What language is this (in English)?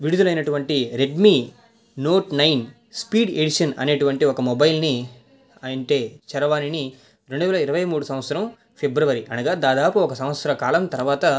Telugu